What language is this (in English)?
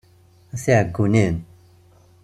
Kabyle